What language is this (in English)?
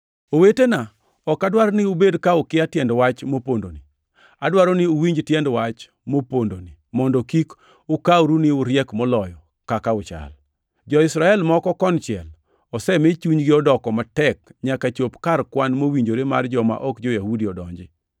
Luo (Kenya and Tanzania)